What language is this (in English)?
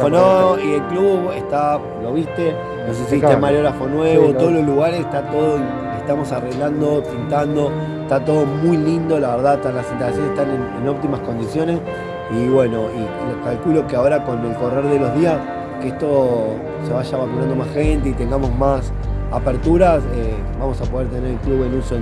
Spanish